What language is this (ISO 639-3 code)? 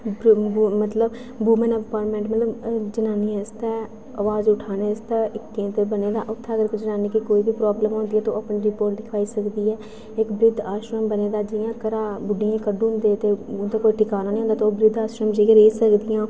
doi